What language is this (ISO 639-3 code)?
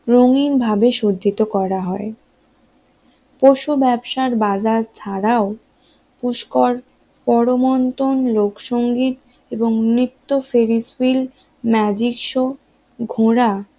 ben